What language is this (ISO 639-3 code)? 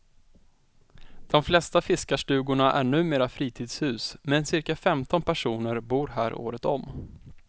swe